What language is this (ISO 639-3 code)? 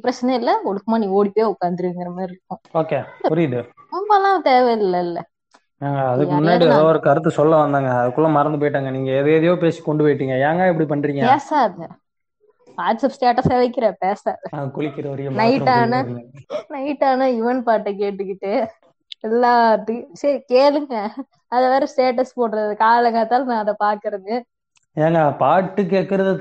tam